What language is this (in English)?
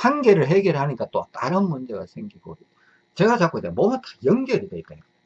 Korean